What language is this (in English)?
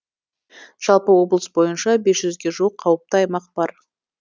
Kazakh